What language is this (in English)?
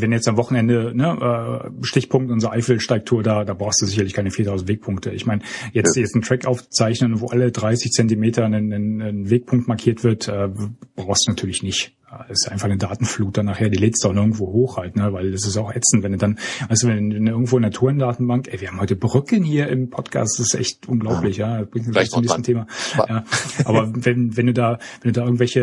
German